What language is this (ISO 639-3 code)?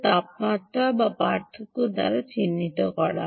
ben